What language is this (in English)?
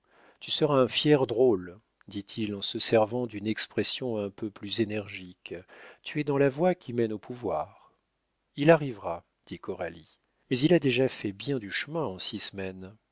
French